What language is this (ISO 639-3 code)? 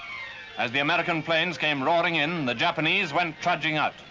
eng